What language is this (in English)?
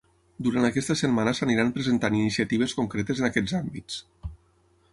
Catalan